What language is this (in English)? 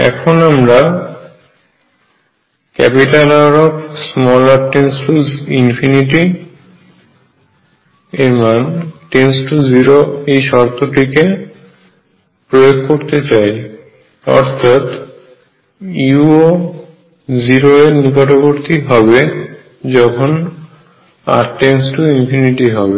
Bangla